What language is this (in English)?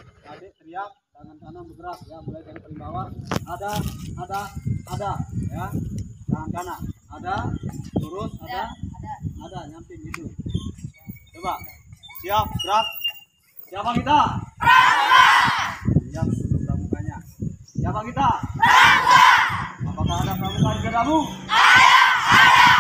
Indonesian